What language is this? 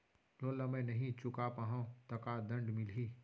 Chhattisgarhi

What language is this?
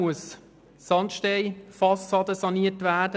Swiss German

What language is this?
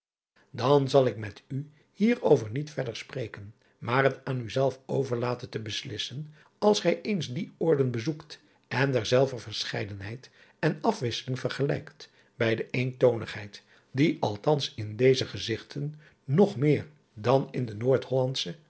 Dutch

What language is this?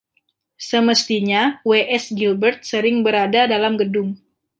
Indonesian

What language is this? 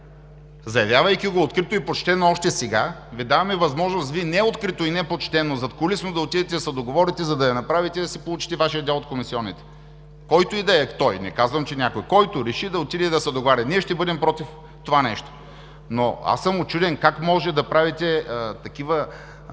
Bulgarian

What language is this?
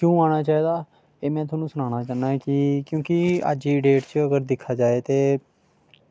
Dogri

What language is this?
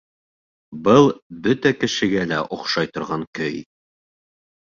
Bashkir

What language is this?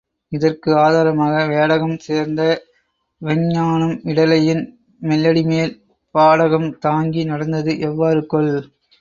Tamil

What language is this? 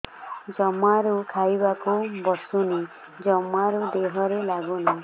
Odia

